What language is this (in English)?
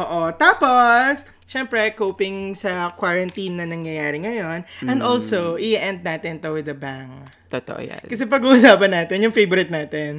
Filipino